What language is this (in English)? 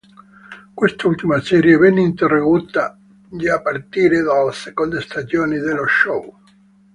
Italian